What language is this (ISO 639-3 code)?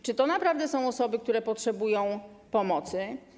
pol